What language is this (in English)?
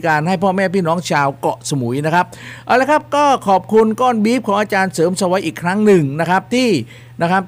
Thai